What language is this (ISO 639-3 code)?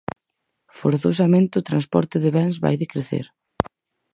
glg